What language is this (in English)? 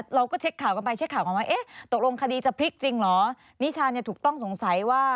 Thai